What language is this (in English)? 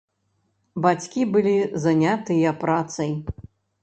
Belarusian